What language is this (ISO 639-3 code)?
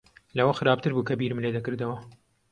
ckb